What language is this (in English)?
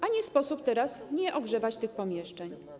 Polish